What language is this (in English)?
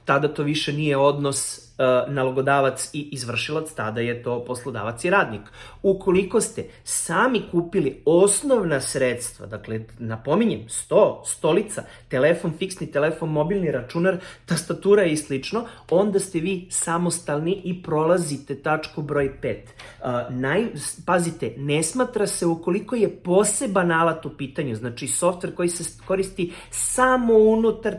Serbian